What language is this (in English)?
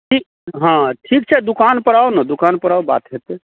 Maithili